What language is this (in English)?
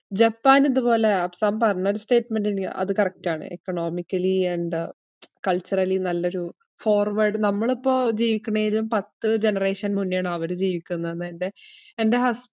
Malayalam